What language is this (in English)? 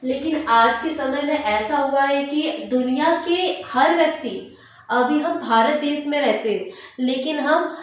Hindi